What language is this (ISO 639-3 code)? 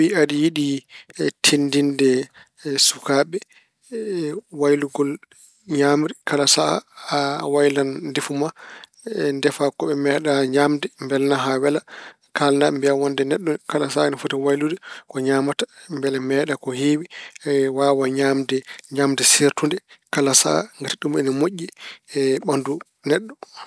ful